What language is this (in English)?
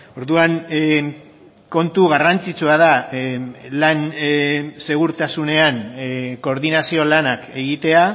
Basque